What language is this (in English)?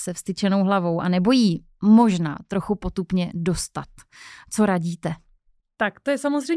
Czech